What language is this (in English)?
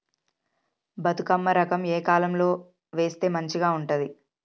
Telugu